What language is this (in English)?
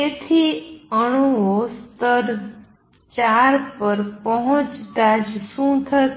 Gujarati